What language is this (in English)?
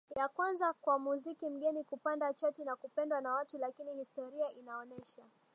Swahili